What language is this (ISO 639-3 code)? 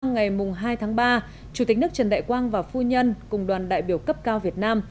vie